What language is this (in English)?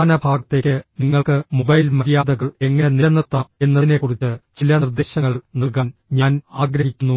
Malayalam